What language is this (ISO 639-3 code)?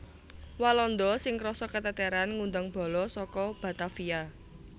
jav